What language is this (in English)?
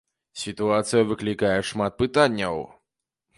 Belarusian